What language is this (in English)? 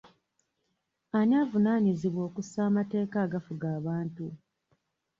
Ganda